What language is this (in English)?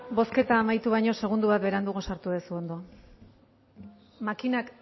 Basque